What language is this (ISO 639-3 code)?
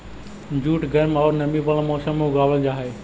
mag